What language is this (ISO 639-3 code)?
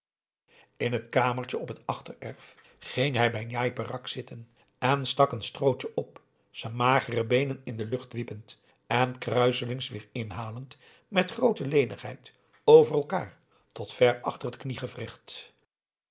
nld